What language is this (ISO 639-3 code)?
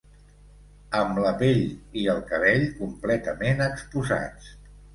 cat